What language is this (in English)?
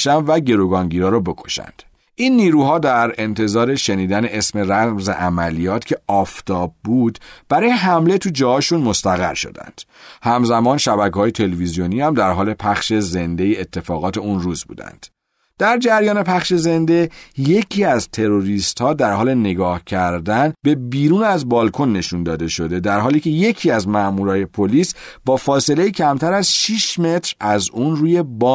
Persian